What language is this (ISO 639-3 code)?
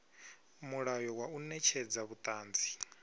ven